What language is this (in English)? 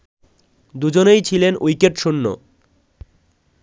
Bangla